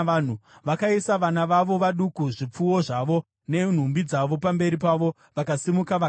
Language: Shona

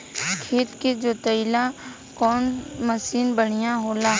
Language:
Bhojpuri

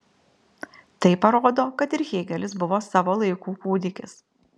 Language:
Lithuanian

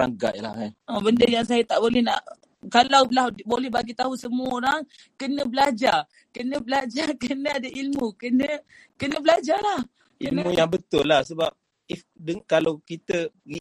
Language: Malay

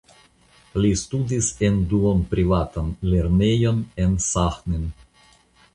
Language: Esperanto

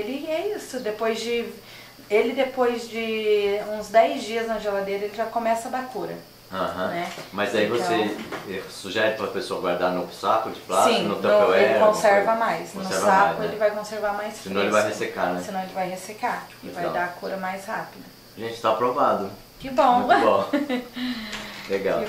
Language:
Portuguese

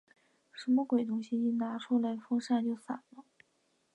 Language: Chinese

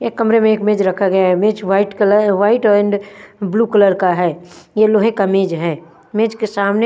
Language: Hindi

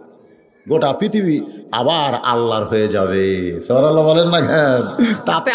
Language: Bangla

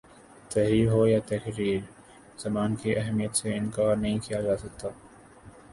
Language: Urdu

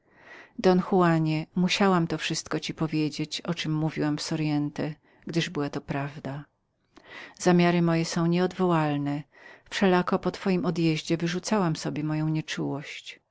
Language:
Polish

